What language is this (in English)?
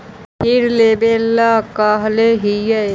Magahi